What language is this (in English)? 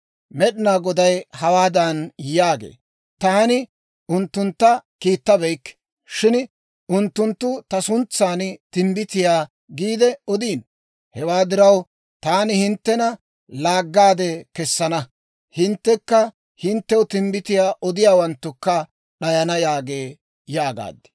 Dawro